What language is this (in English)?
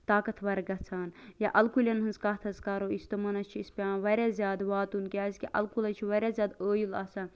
Kashmiri